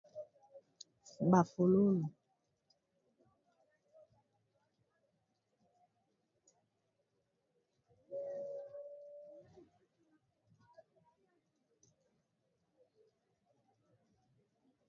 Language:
Lingala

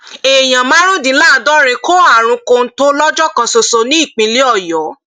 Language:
Yoruba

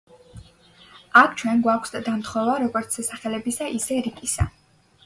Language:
Georgian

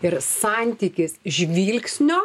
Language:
Lithuanian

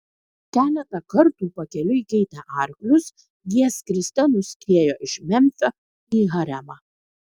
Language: Lithuanian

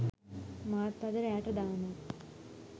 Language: Sinhala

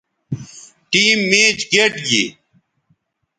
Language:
Bateri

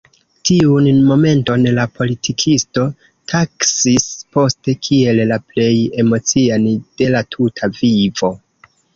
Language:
Esperanto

